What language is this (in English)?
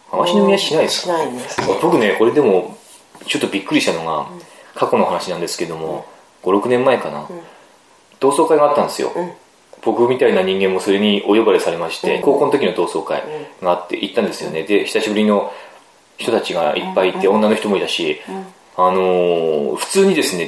Japanese